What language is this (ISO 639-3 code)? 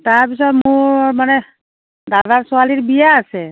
asm